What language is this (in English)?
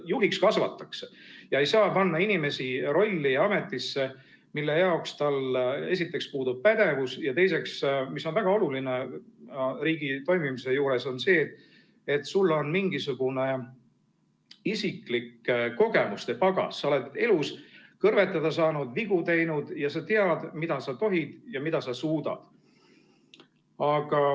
Estonian